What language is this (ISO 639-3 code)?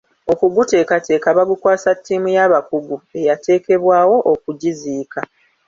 lug